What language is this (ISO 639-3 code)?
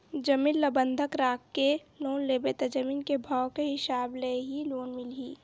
hne